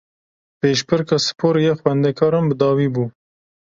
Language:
Kurdish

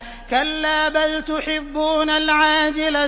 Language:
Arabic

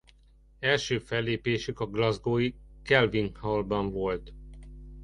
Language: Hungarian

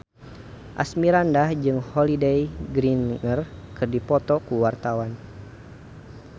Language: Sundanese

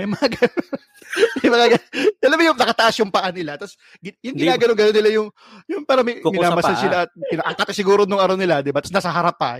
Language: Filipino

